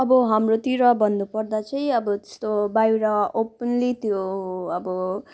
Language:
Nepali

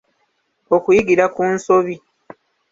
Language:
Ganda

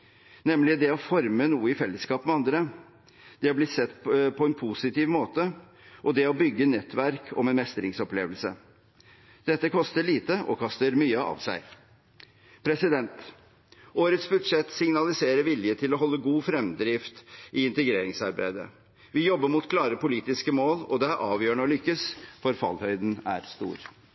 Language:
Norwegian Bokmål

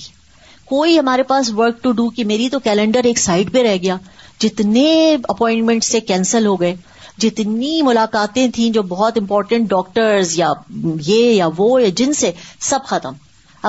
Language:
Urdu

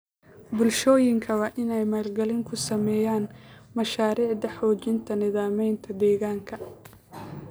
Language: Somali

